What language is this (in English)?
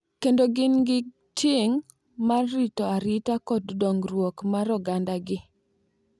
Luo (Kenya and Tanzania)